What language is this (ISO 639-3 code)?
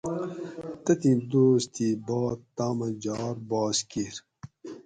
gwc